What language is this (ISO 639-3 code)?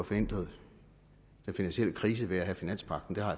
dan